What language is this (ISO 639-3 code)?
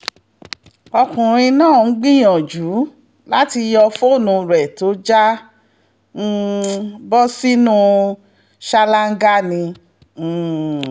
yor